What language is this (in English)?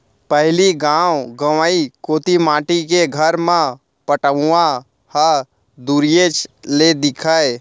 Chhattisgarhi